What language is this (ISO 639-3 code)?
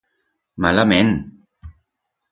arg